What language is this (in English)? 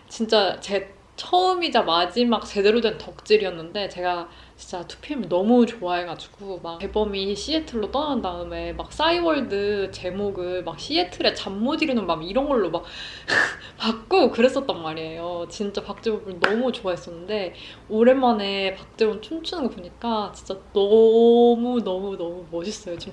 Korean